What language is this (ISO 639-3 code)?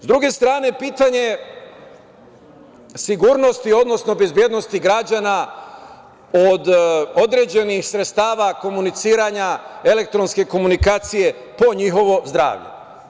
srp